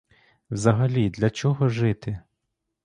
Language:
Ukrainian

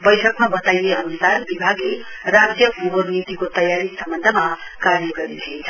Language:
Nepali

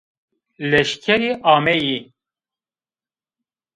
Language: Zaza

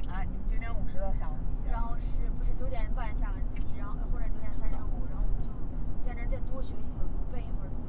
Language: Chinese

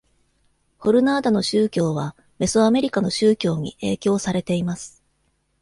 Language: Japanese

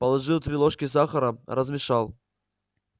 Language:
Russian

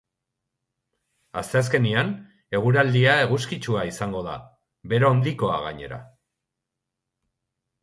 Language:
Basque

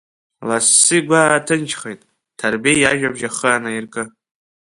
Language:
Abkhazian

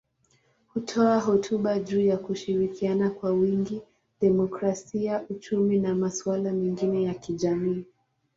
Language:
Swahili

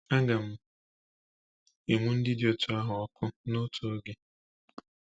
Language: Igbo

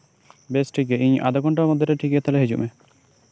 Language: Santali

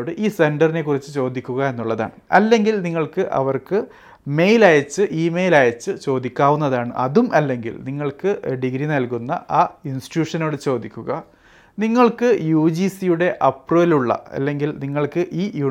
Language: Malayalam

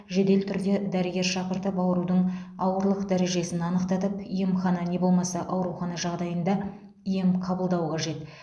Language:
Kazakh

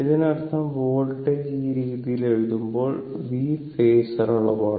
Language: Malayalam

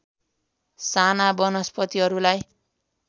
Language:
Nepali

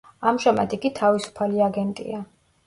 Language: Georgian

